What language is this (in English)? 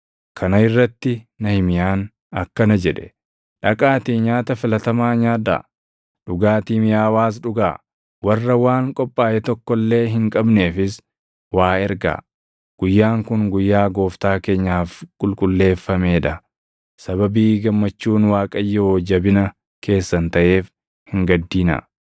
Oromo